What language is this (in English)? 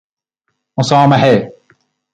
Persian